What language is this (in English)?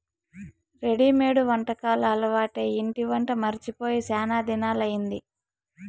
Telugu